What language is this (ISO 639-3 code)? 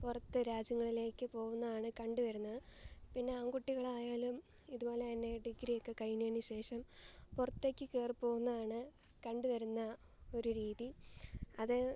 mal